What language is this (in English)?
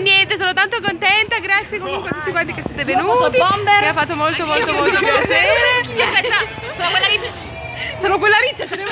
Italian